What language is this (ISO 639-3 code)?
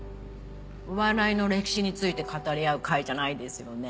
jpn